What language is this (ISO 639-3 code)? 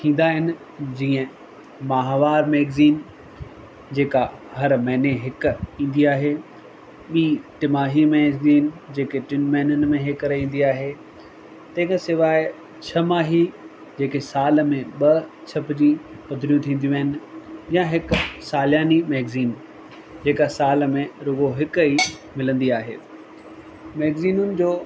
snd